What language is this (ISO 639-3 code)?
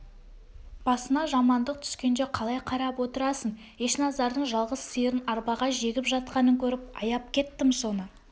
kaz